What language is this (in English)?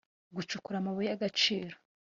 Kinyarwanda